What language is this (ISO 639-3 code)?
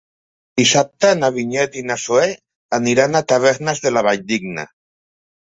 cat